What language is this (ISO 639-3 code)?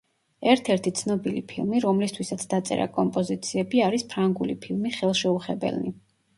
kat